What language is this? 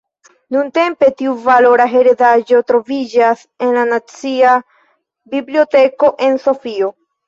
Esperanto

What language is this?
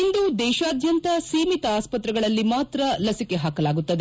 Kannada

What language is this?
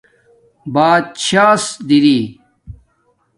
Domaaki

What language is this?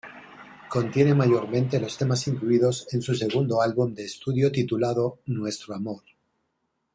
Spanish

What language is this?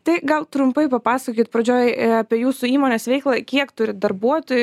Lithuanian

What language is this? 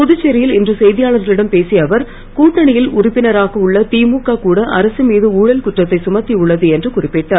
Tamil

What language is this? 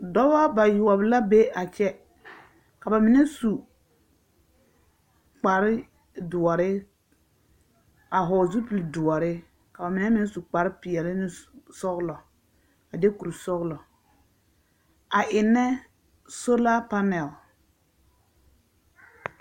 Southern Dagaare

